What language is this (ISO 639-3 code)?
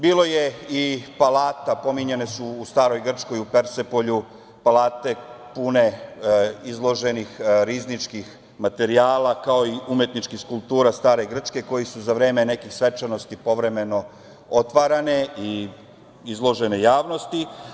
srp